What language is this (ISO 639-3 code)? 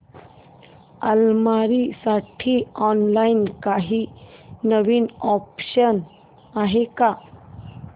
mar